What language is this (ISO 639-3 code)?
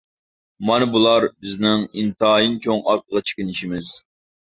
uig